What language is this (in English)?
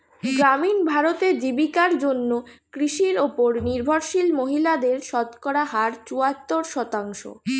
Bangla